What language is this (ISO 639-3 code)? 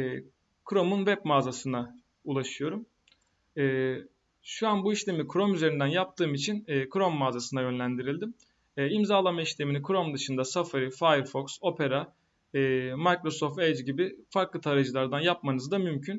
tur